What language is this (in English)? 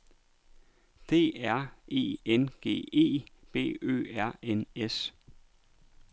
Danish